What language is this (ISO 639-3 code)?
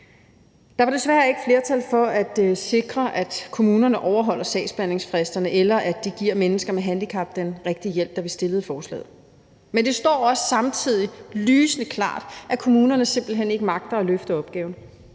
dan